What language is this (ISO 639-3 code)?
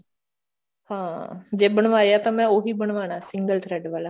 pan